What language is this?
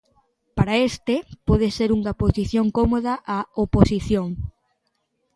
Galician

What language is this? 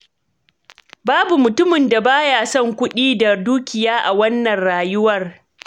Hausa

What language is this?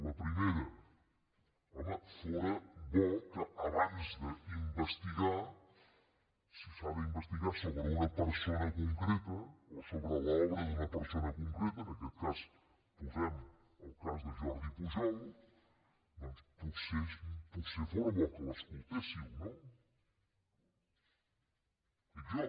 Catalan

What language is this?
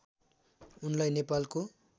Nepali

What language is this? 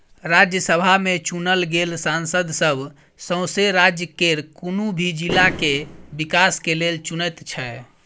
Maithili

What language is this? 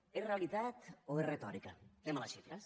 Catalan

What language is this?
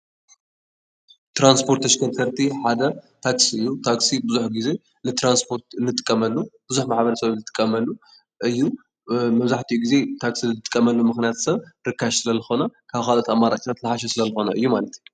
Tigrinya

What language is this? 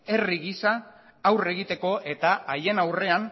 Basque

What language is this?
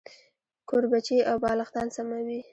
Pashto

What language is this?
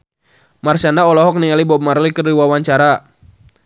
Sundanese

